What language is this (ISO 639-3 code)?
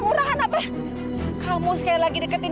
ind